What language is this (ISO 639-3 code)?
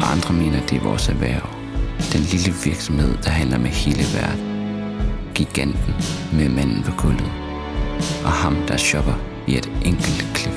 dan